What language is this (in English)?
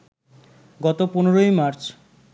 Bangla